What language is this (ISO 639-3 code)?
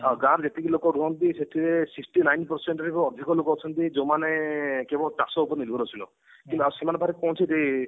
ori